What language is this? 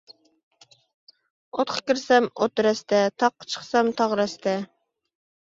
Uyghur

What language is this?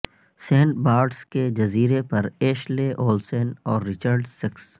Urdu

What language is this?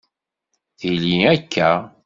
Kabyle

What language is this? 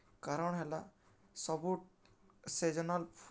Odia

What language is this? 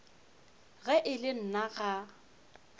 Northern Sotho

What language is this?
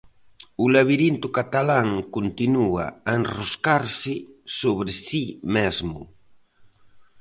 Galician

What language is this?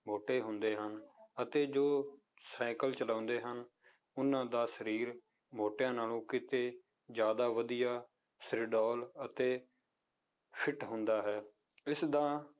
Punjabi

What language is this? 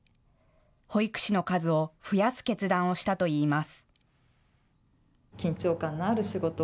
Japanese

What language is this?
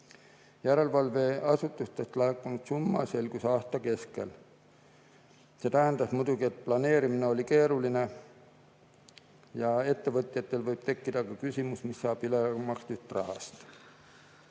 Estonian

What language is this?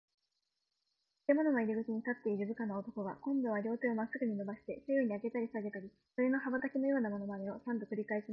Japanese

